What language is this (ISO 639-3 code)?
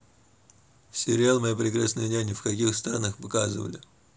rus